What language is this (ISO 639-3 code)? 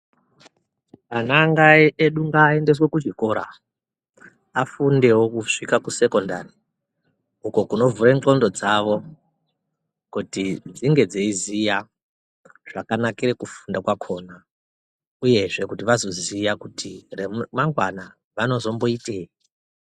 ndc